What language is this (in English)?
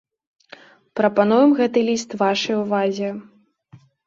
Belarusian